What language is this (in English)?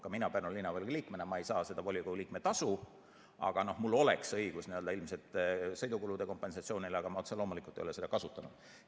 Estonian